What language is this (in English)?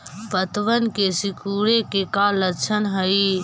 Magahi